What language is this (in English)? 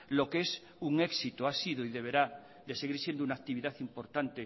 Spanish